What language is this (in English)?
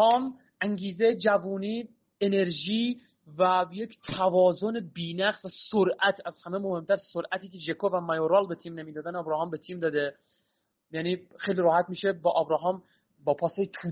Persian